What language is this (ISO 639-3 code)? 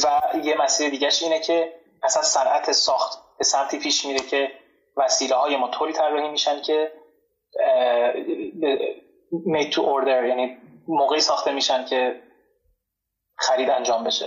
fas